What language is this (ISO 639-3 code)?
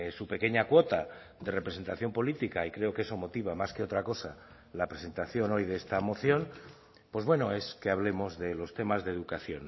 spa